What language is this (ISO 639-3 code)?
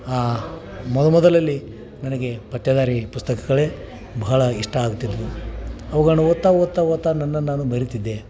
kan